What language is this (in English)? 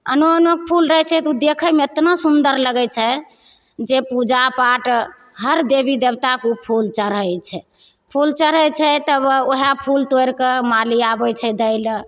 Maithili